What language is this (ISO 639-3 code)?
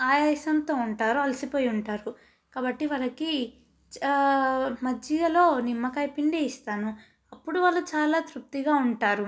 tel